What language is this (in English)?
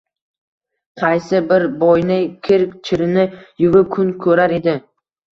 Uzbek